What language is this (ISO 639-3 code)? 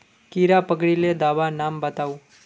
mag